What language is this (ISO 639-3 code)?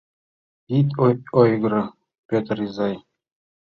chm